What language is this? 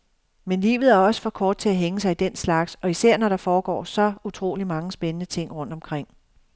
Danish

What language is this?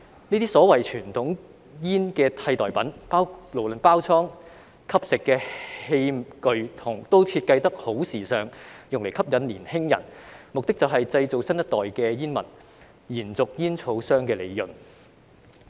Cantonese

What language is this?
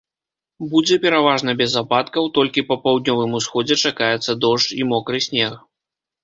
Belarusian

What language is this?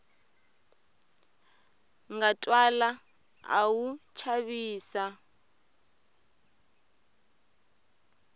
Tsonga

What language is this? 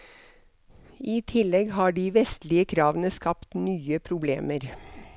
Norwegian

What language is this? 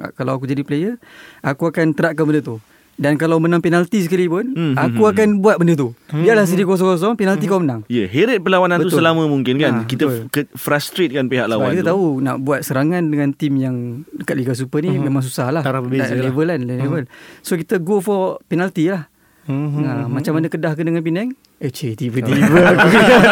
Malay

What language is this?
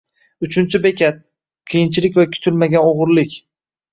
Uzbek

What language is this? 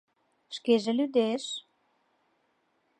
Mari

